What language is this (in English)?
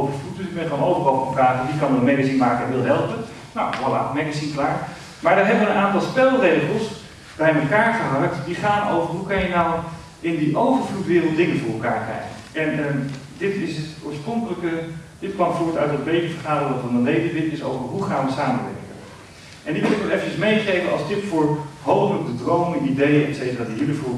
Dutch